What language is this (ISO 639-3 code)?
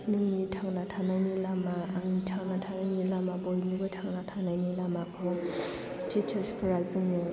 brx